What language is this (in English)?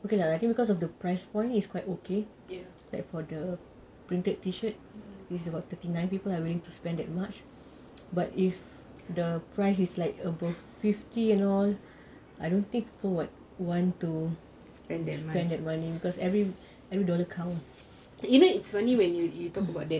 English